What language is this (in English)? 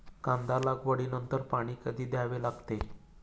Marathi